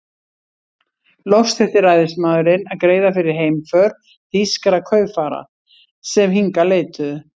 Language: Icelandic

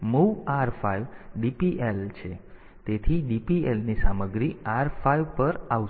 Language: Gujarati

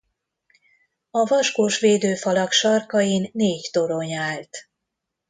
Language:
Hungarian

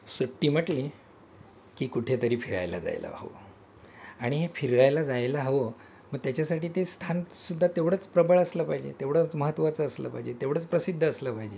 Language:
Marathi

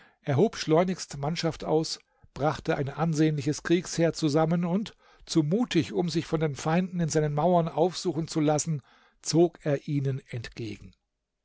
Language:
German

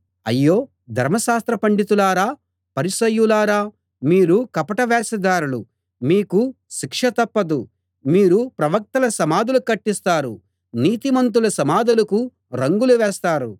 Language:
Telugu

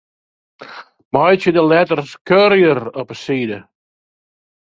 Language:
Western Frisian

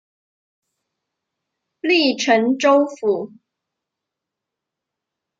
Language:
Chinese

